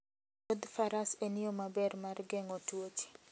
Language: Luo (Kenya and Tanzania)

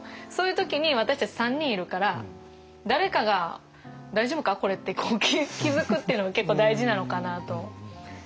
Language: Japanese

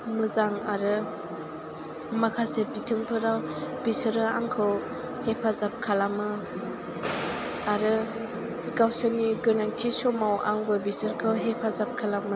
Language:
Bodo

